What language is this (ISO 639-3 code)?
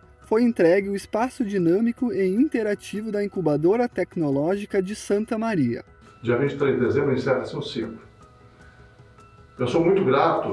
por